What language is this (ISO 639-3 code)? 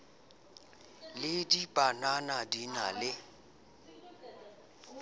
sot